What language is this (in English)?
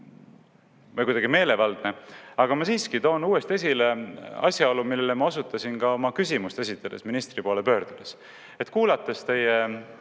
Estonian